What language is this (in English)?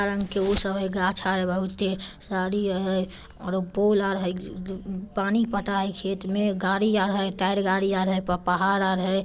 Magahi